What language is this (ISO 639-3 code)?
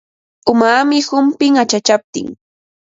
qva